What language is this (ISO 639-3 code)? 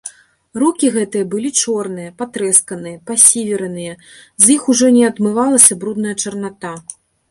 bel